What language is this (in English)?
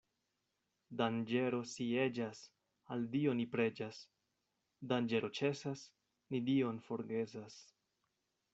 Esperanto